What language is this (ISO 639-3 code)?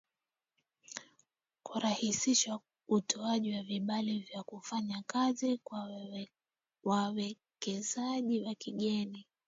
swa